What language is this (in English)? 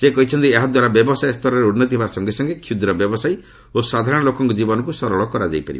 Odia